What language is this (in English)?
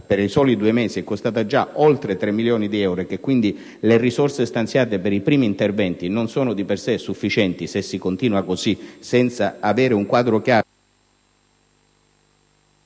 Italian